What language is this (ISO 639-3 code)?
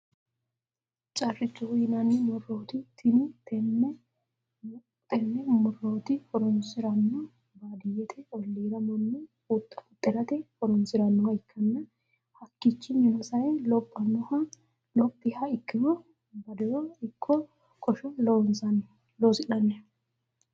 sid